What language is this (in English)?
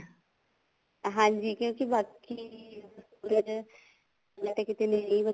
Punjabi